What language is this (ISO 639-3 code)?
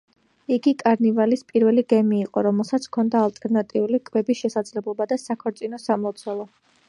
kat